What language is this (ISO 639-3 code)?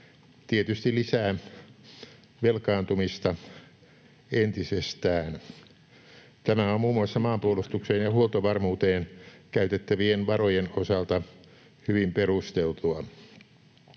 fin